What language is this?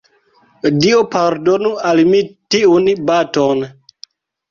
Esperanto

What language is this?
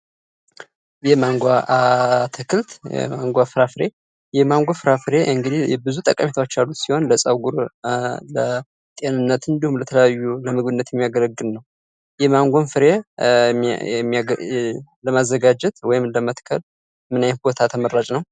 Amharic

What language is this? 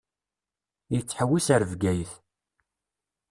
Kabyle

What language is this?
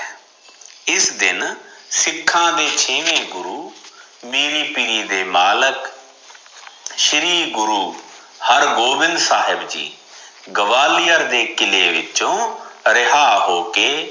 Punjabi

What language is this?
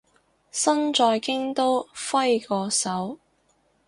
Cantonese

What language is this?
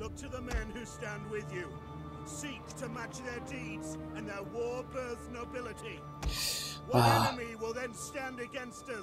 Italian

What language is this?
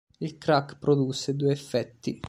Italian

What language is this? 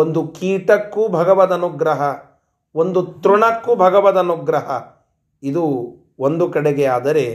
Kannada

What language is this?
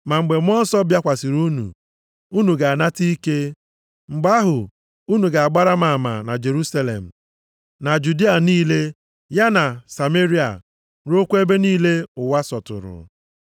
Igbo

